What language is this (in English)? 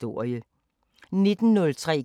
Danish